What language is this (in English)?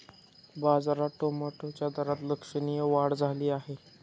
Marathi